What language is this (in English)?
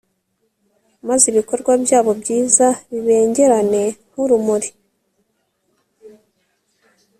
Kinyarwanda